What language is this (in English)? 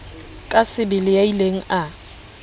Southern Sotho